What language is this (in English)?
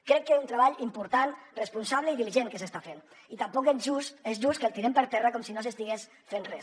Catalan